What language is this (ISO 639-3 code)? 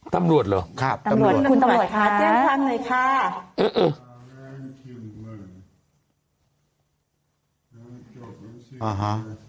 tha